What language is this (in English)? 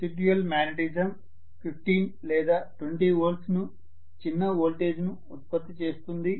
Telugu